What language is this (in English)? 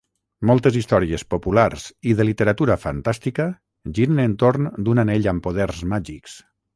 Catalan